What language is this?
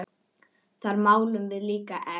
Icelandic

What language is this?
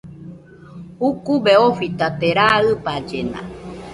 Nüpode Huitoto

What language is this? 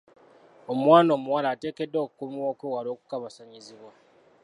Ganda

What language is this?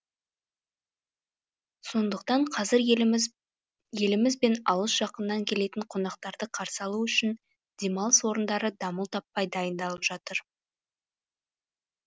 Kazakh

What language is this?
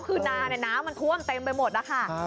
Thai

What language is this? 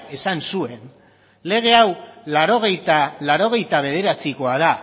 Basque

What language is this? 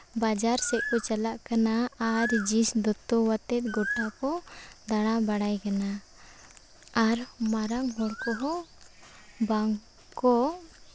Santali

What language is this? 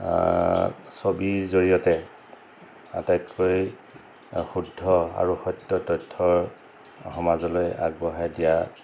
Assamese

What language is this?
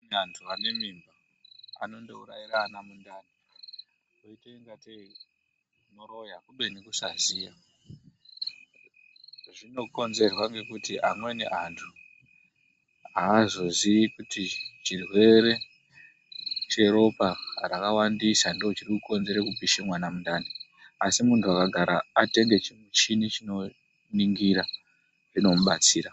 Ndau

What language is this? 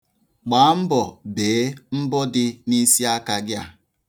Igbo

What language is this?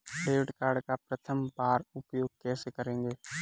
Hindi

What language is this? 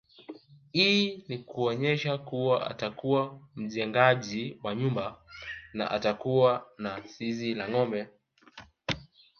Swahili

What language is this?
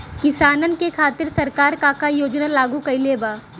Bhojpuri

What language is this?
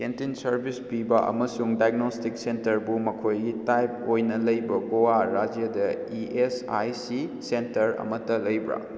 Manipuri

